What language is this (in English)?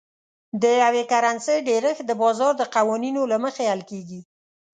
Pashto